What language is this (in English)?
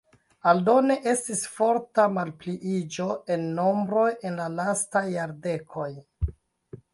Esperanto